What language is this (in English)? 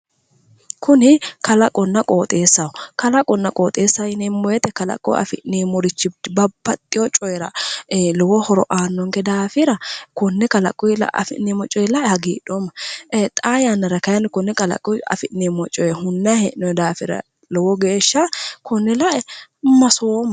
Sidamo